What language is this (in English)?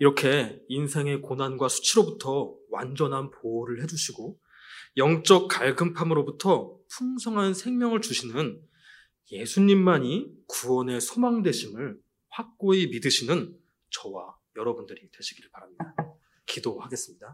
Korean